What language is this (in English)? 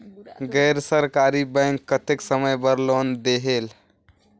Chhattisgarhi